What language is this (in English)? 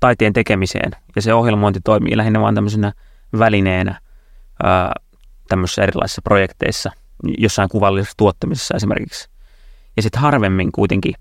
Finnish